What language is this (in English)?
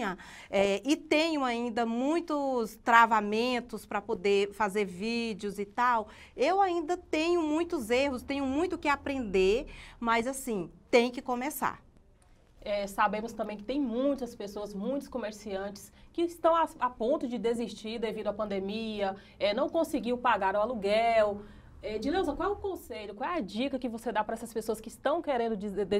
Portuguese